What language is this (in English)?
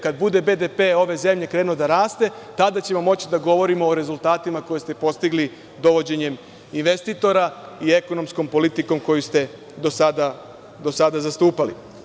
Serbian